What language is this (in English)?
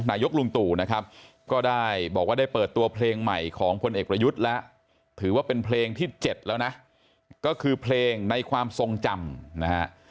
Thai